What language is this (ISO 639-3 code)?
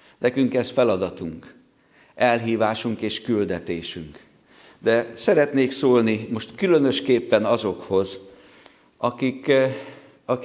hun